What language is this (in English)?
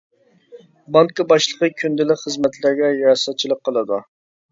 Uyghur